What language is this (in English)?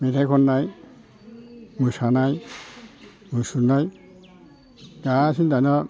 Bodo